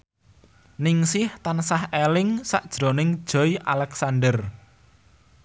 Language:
Javanese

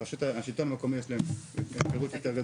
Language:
Hebrew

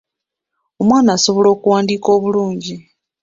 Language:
Ganda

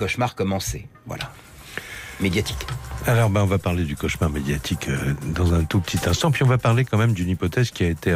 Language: French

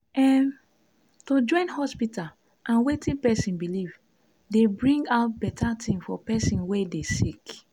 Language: Nigerian Pidgin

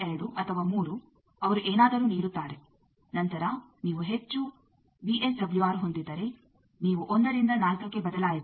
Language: Kannada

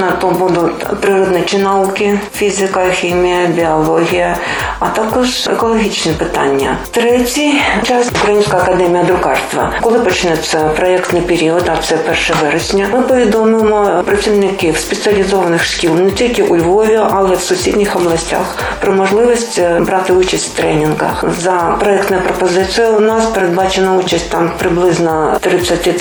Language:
Ukrainian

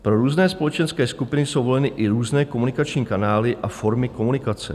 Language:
Czech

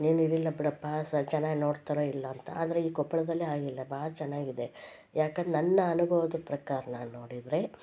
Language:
Kannada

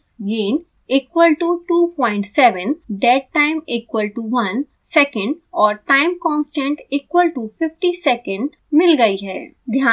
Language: Hindi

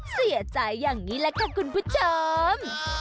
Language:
Thai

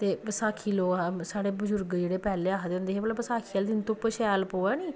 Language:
Dogri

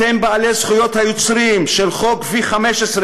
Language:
Hebrew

